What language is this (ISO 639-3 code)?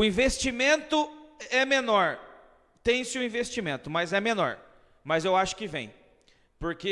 por